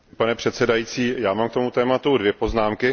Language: Czech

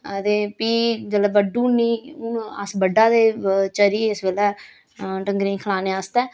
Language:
Dogri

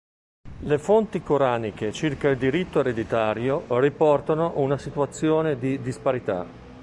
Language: Italian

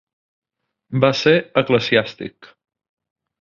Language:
Catalan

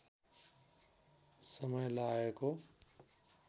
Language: Nepali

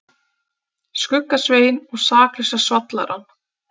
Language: Icelandic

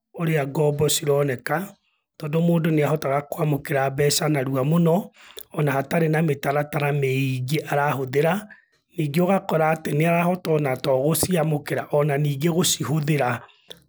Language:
Kikuyu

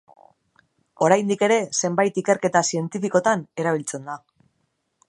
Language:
Basque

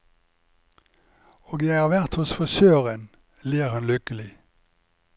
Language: Norwegian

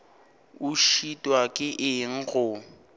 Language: Northern Sotho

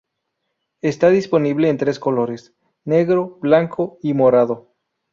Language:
Spanish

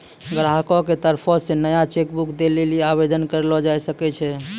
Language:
Maithili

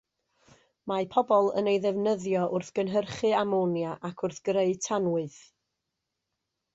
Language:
Welsh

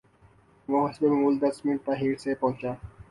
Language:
Urdu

